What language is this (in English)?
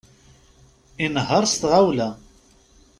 Kabyle